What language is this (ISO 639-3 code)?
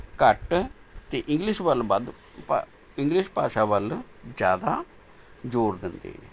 pan